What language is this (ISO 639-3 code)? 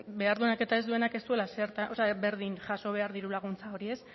eus